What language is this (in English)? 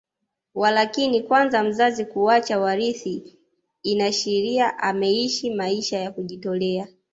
Swahili